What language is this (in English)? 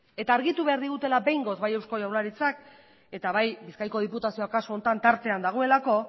Basque